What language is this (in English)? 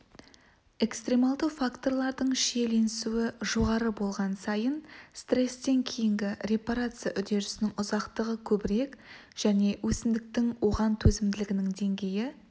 Kazakh